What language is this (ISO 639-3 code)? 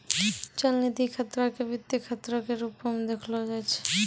mai